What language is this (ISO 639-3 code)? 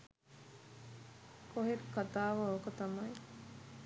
sin